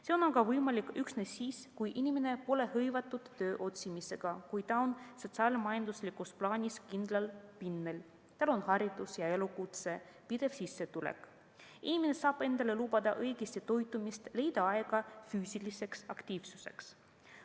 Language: Estonian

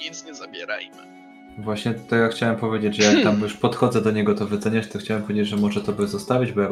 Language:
Polish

